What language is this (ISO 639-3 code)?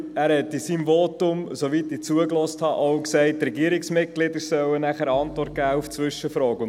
gsw